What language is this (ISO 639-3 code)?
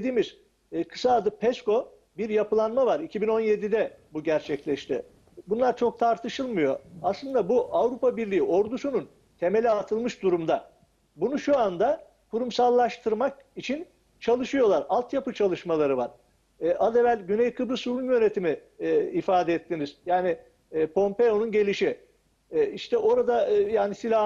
tur